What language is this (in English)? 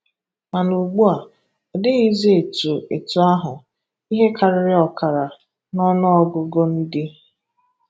Igbo